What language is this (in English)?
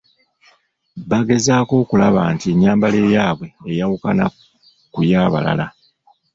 Ganda